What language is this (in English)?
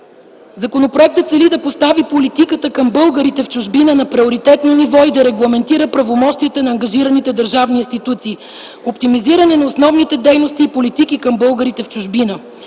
Bulgarian